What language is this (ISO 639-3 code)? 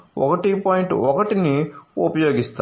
tel